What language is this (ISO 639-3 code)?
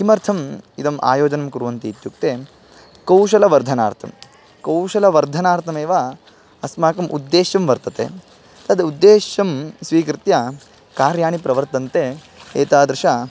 san